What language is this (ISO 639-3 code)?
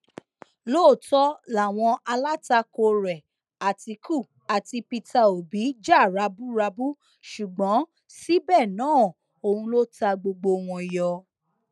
yor